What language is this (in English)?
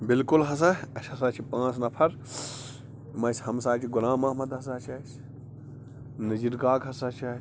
Kashmiri